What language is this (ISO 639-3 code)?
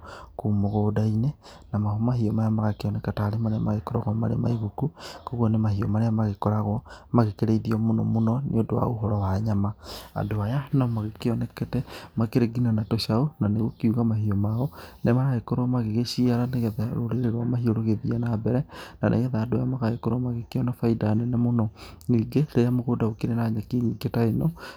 kik